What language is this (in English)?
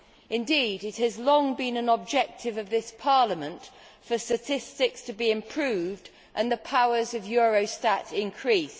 English